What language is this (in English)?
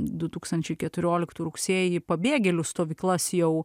Lithuanian